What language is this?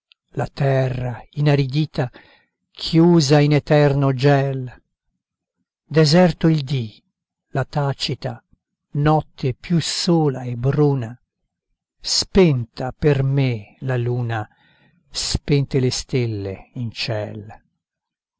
Italian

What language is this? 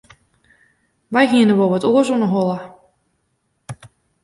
Western Frisian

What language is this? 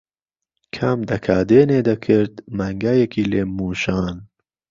Central Kurdish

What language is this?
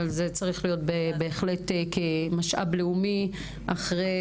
Hebrew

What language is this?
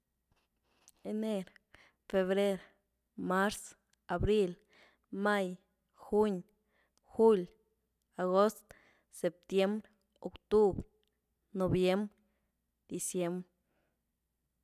Güilá Zapotec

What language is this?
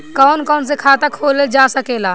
Bhojpuri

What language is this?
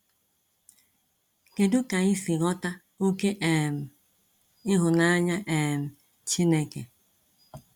Igbo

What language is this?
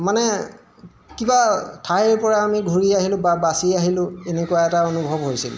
Assamese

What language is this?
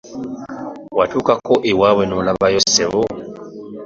Ganda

